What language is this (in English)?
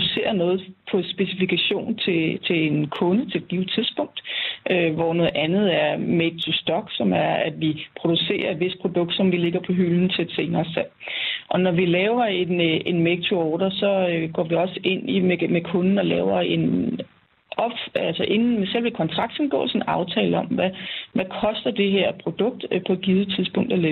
Danish